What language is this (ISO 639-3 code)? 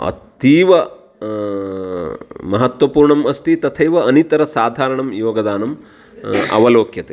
san